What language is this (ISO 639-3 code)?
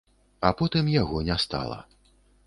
bel